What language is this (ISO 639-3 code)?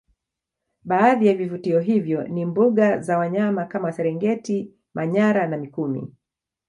swa